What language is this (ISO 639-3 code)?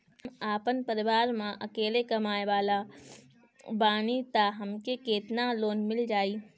bho